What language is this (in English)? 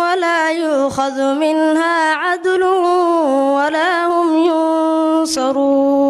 Arabic